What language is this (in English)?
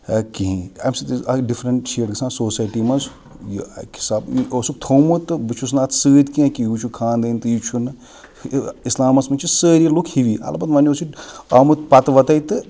Kashmiri